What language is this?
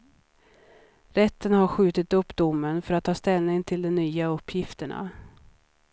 Swedish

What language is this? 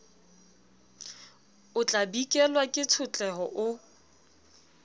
Southern Sotho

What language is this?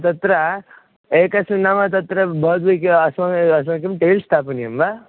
Sanskrit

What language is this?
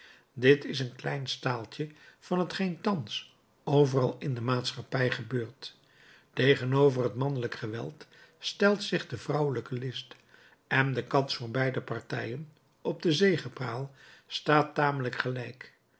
Dutch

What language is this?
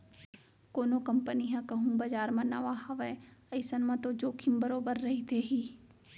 Chhattisgarhi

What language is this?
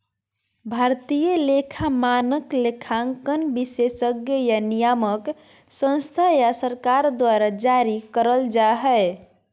Magahi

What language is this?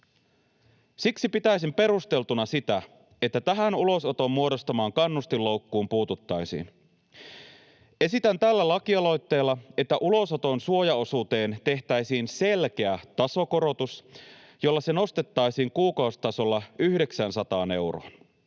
Finnish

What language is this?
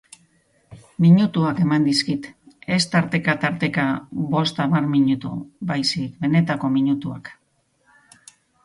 Basque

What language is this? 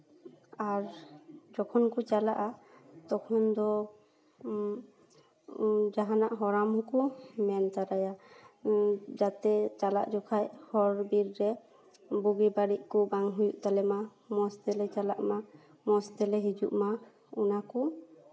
Santali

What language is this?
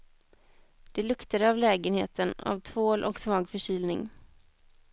Swedish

